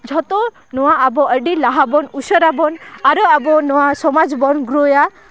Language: Santali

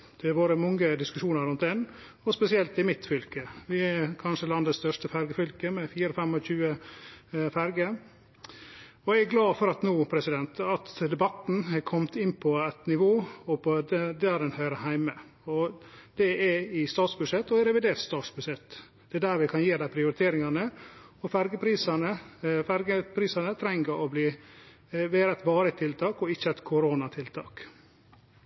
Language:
Norwegian Nynorsk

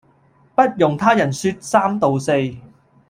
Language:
Cantonese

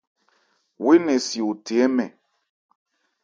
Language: Ebrié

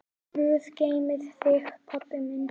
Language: Icelandic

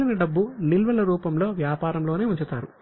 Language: Telugu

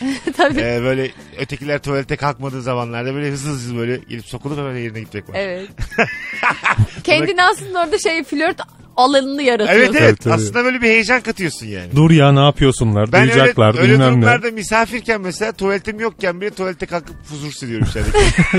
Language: Turkish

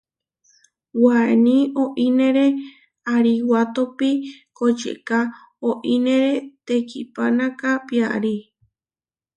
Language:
Huarijio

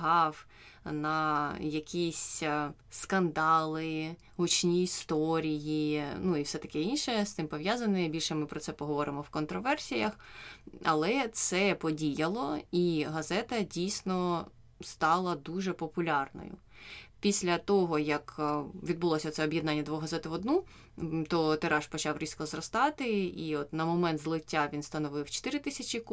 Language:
Ukrainian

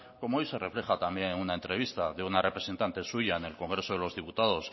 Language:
Spanish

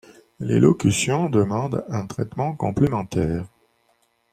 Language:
French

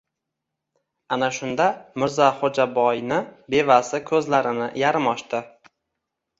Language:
Uzbek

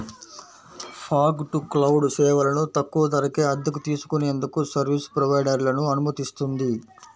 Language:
Telugu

